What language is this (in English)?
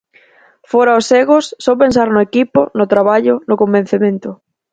Galician